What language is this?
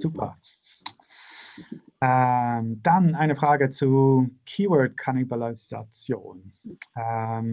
German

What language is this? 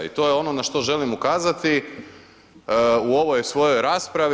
Croatian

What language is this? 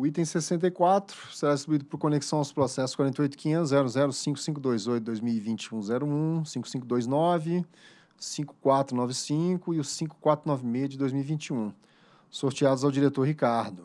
Portuguese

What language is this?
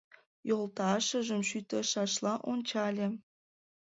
Mari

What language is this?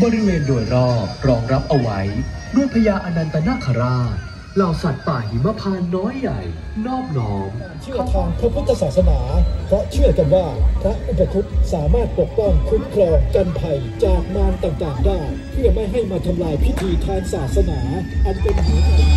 Thai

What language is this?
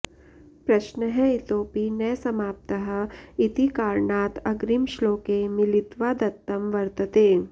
Sanskrit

